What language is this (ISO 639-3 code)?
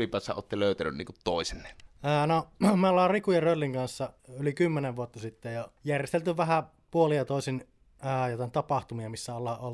fin